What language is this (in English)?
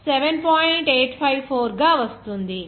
Telugu